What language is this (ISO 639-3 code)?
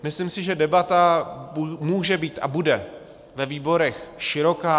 ces